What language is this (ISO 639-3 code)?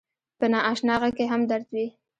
pus